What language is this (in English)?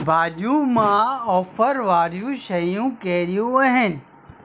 Sindhi